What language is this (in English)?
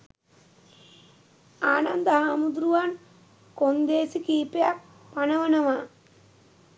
Sinhala